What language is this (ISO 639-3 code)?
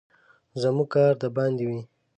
pus